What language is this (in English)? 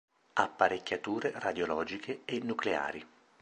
Italian